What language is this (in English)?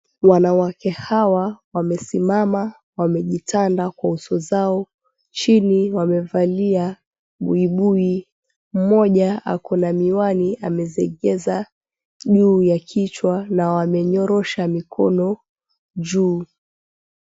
Swahili